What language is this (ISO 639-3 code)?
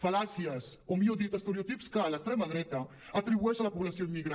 cat